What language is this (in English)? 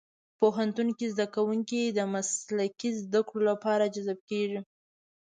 Pashto